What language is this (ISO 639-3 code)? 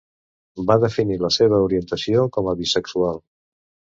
cat